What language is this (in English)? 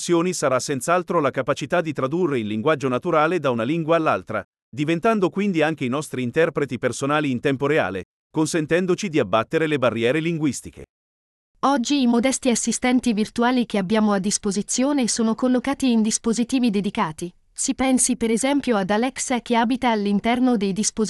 Italian